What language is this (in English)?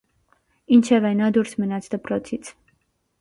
Armenian